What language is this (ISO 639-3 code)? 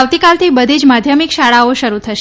guj